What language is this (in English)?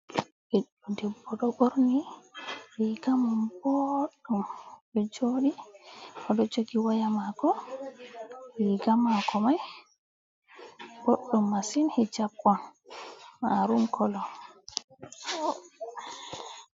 Fula